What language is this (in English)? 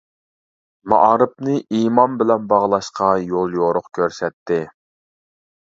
Uyghur